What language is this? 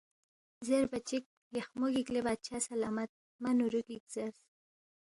Balti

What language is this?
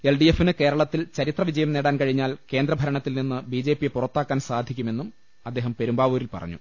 Malayalam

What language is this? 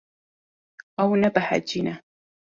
Kurdish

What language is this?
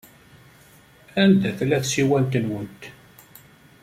Kabyle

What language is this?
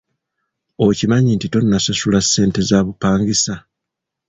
Ganda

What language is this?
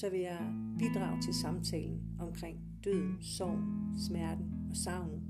Danish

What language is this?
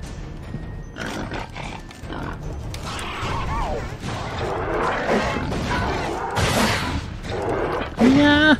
Japanese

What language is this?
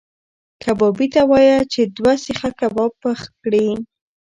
Pashto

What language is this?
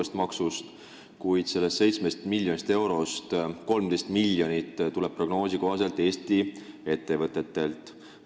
Estonian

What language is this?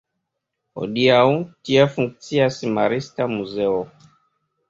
Esperanto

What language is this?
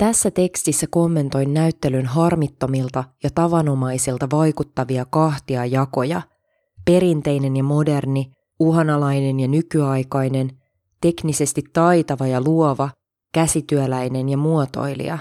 Finnish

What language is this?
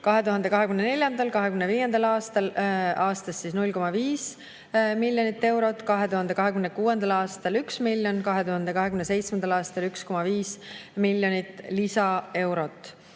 Estonian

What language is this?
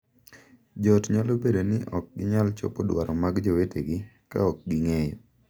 Luo (Kenya and Tanzania)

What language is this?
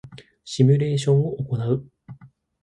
Japanese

